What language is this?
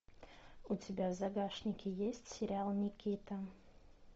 Russian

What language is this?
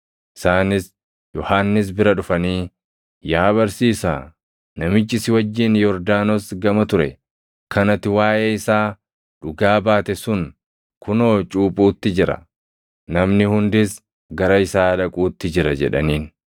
Oromo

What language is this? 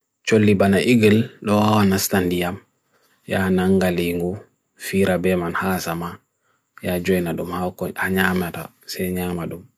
Bagirmi Fulfulde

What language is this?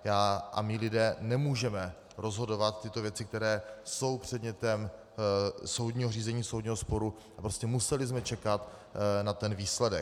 Czech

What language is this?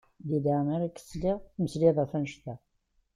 Kabyle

